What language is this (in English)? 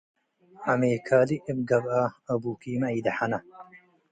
Tigre